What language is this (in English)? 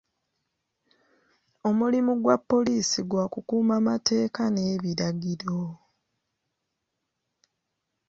Ganda